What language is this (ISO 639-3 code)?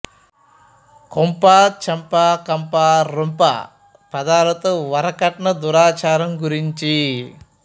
tel